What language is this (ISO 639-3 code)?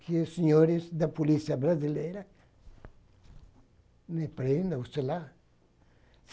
por